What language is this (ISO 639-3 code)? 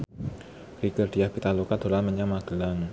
jav